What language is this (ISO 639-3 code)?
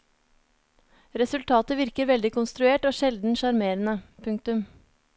nor